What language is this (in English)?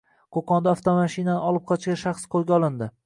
Uzbek